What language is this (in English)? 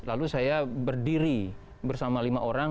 Indonesian